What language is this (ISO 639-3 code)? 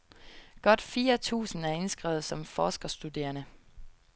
dan